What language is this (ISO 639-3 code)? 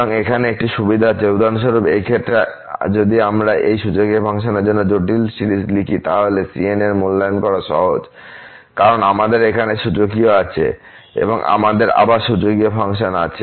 ben